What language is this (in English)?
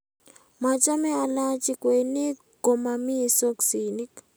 Kalenjin